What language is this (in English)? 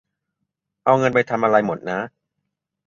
Thai